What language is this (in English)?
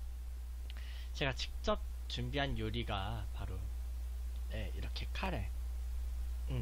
Korean